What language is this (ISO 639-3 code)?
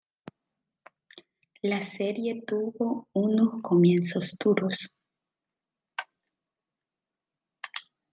spa